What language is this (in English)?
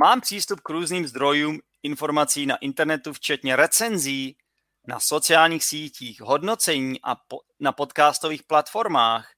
Czech